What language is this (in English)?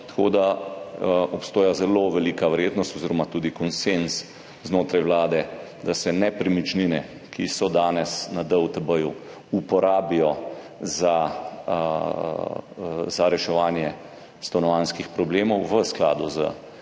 Slovenian